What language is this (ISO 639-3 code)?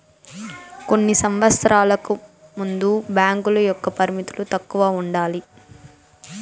tel